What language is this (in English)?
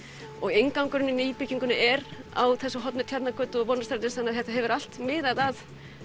Icelandic